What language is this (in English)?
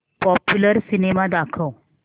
Marathi